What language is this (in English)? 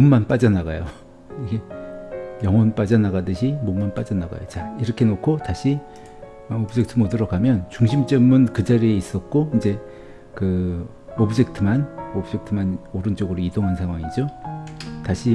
Korean